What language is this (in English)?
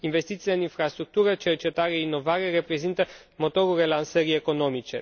Romanian